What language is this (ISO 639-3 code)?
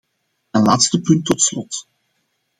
nld